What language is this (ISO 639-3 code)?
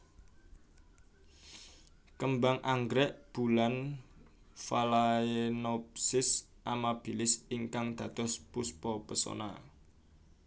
jav